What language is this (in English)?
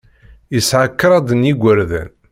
Kabyle